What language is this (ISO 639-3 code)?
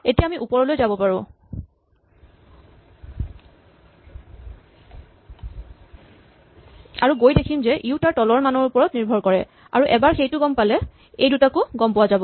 asm